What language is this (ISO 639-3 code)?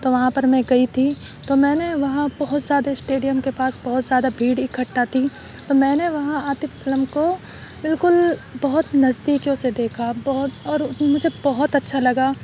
urd